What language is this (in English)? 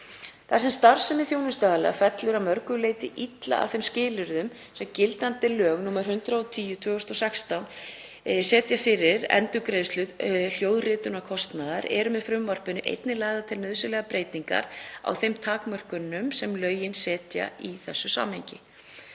Icelandic